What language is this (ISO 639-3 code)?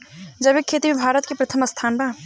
bho